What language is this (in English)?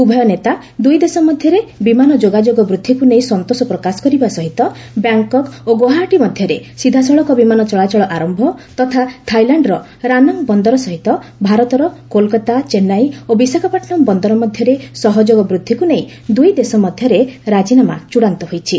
Odia